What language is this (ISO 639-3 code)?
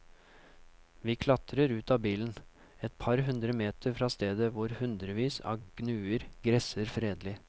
nor